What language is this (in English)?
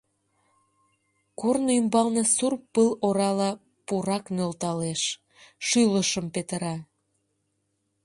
Mari